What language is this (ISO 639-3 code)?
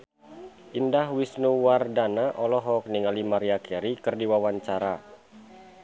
sun